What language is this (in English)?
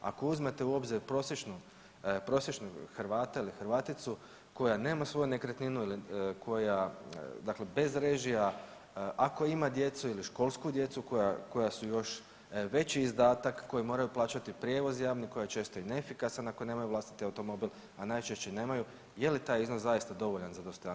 Croatian